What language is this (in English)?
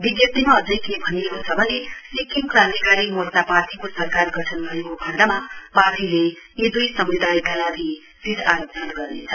Nepali